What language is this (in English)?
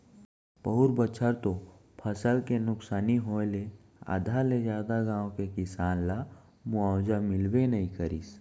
Chhattisgarhi